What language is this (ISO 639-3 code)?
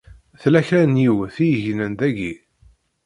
kab